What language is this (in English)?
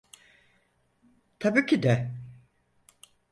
Turkish